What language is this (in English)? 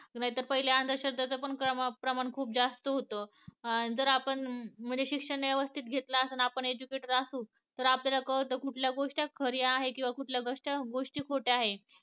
Marathi